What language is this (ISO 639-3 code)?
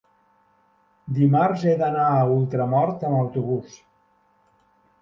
cat